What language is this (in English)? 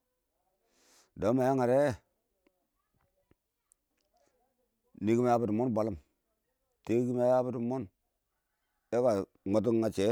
Awak